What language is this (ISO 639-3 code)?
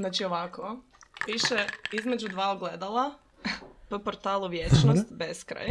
hrv